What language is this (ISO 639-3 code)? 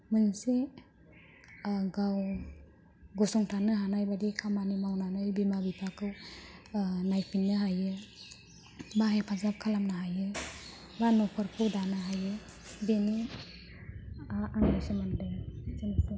brx